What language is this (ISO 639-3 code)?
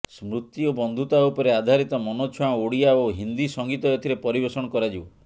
ori